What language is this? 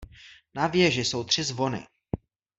Czech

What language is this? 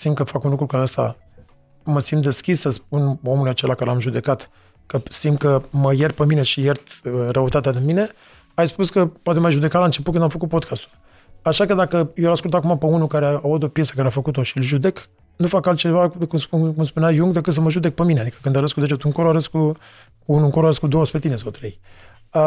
Romanian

